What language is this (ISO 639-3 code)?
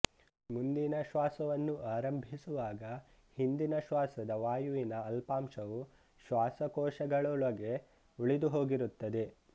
kan